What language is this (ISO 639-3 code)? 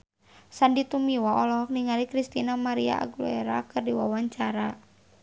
sun